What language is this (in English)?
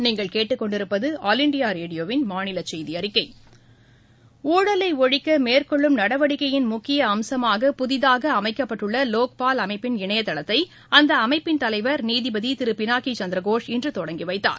Tamil